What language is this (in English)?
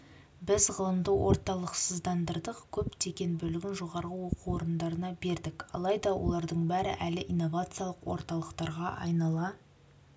Kazakh